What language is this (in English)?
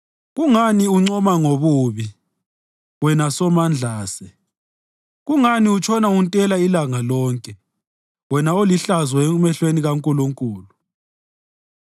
North Ndebele